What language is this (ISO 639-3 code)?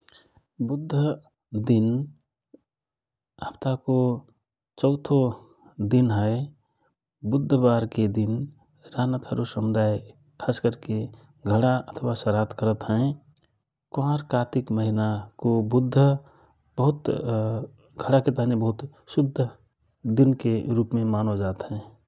thr